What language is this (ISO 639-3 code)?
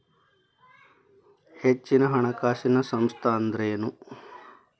kan